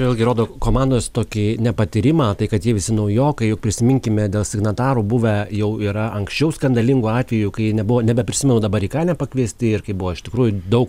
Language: Lithuanian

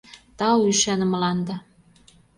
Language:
Mari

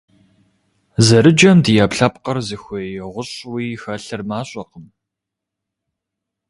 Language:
Kabardian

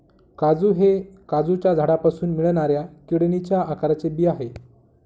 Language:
Marathi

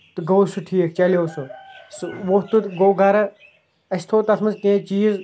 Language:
Kashmiri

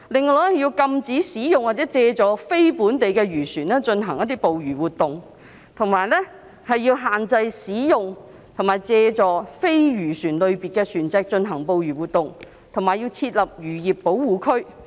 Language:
Cantonese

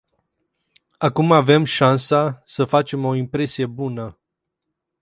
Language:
Romanian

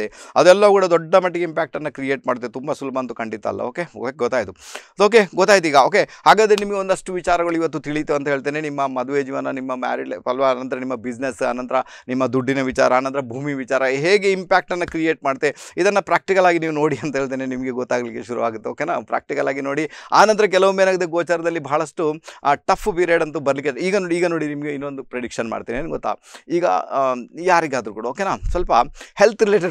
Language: Kannada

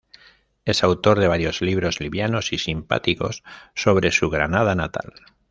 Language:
Spanish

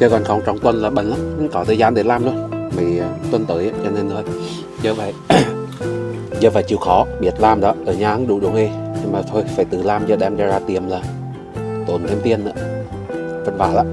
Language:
Vietnamese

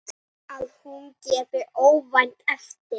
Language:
Icelandic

